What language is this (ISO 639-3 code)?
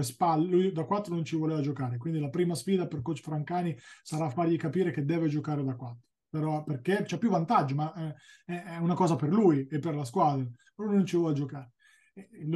ita